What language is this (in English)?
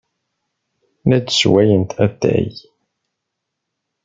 Kabyle